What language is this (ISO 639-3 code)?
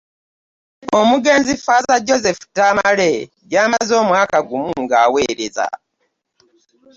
lug